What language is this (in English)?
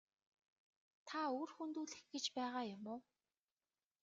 Mongolian